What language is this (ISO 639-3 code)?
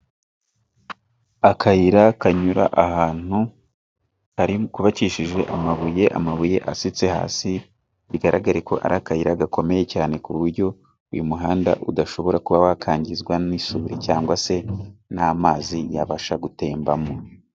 kin